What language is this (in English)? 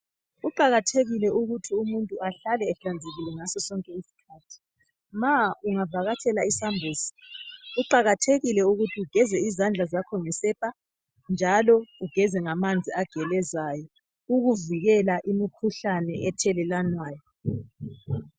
North Ndebele